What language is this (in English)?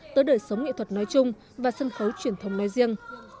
Vietnamese